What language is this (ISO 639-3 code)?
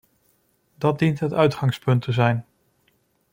nld